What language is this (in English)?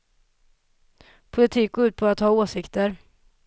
Swedish